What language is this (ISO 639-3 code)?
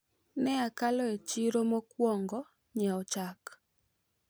luo